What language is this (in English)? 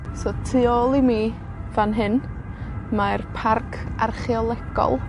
Welsh